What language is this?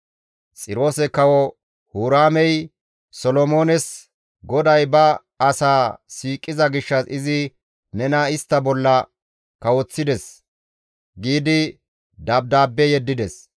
Gamo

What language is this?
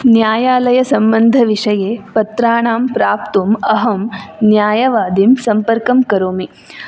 Sanskrit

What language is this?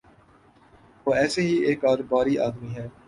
Urdu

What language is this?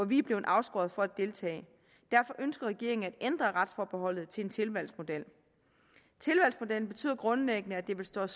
Danish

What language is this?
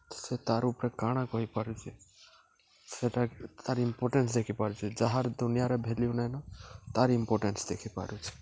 Odia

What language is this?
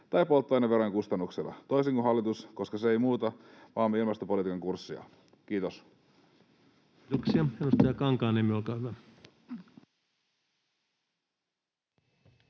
Finnish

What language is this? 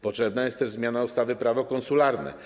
Polish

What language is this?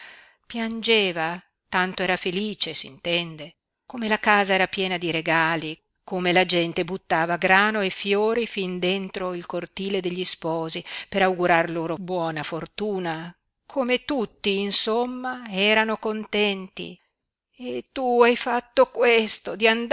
Italian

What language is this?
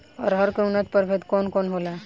Bhojpuri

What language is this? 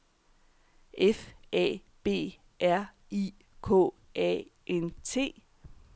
Danish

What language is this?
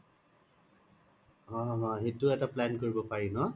Assamese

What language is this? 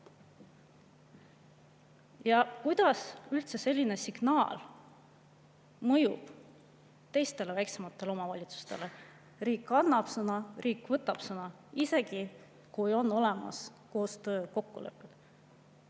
Estonian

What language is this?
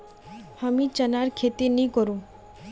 Magahi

